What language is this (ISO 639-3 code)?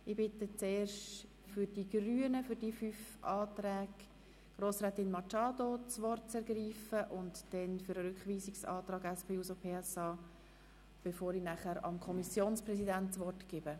gsw